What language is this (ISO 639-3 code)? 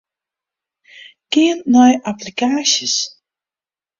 fry